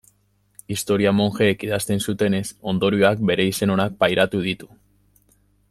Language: Basque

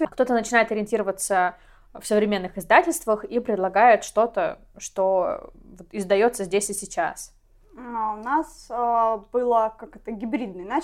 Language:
Russian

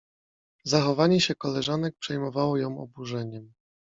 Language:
Polish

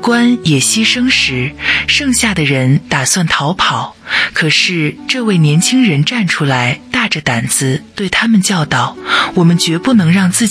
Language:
Chinese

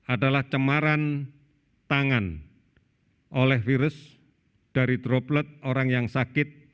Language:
Indonesian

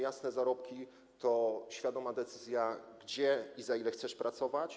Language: Polish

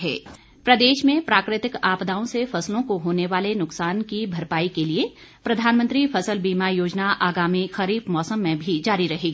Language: Hindi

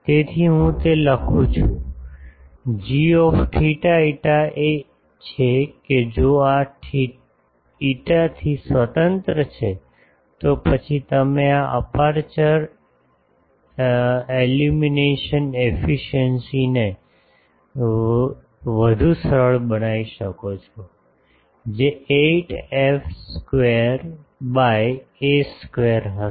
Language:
Gujarati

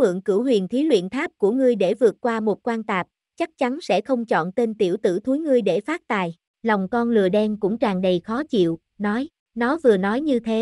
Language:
Vietnamese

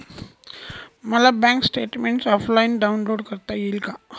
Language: Marathi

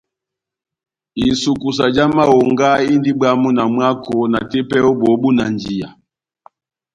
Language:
Batanga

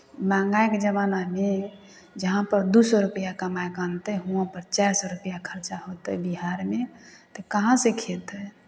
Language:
Maithili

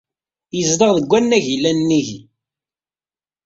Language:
Kabyle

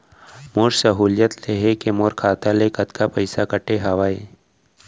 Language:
Chhattisgarhi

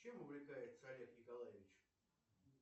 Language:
Russian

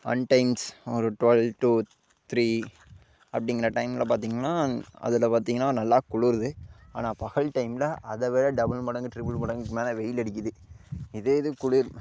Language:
Tamil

